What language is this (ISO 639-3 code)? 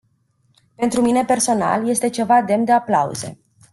ron